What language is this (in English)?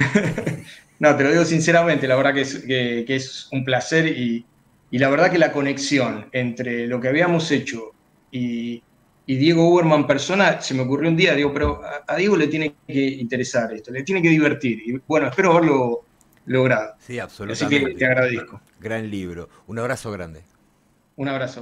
Spanish